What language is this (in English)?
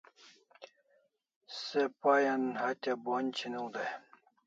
Kalasha